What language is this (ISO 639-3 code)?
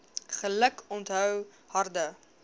afr